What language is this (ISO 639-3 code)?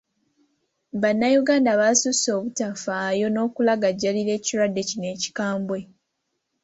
lug